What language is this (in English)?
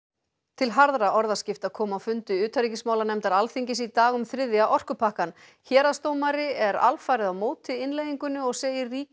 Icelandic